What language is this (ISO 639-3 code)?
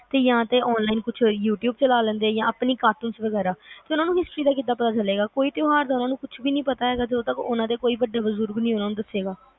pan